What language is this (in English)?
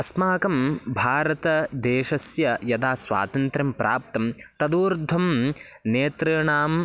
Sanskrit